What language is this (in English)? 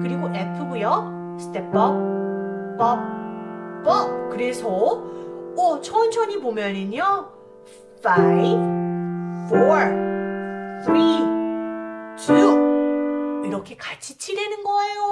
Korean